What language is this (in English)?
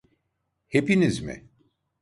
Turkish